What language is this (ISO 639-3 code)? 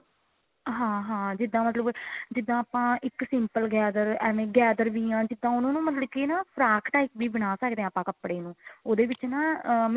pan